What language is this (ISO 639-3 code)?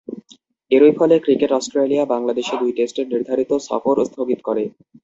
ben